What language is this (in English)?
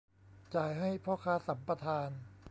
Thai